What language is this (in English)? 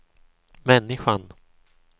Swedish